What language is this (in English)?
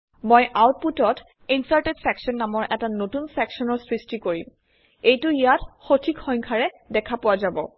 Assamese